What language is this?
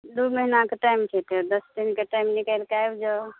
Maithili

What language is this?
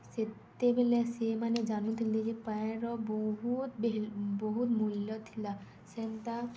Odia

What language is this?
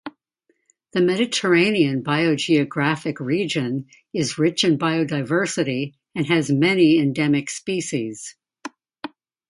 English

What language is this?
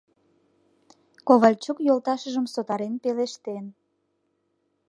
Mari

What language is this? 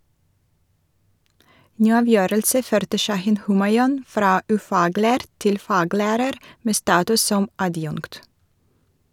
Norwegian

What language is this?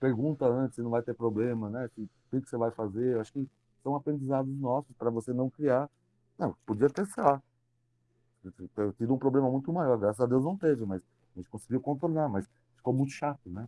Portuguese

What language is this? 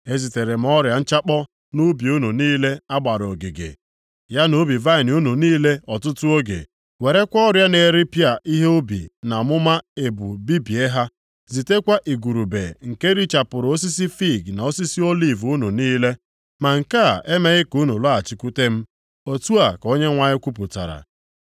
Igbo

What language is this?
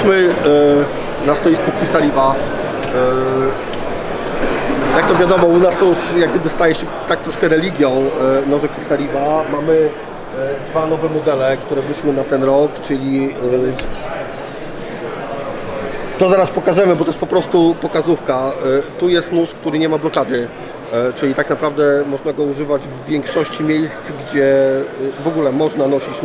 Polish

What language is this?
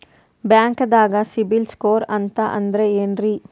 Kannada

